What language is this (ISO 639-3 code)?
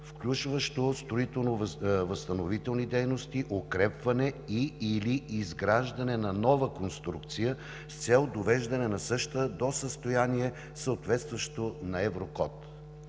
bul